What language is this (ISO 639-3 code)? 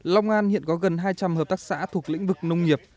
vie